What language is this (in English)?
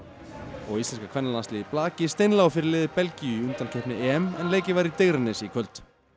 Icelandic